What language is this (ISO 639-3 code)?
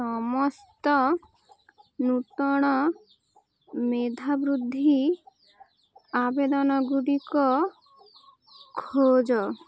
ori